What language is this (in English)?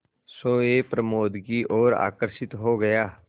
Hindi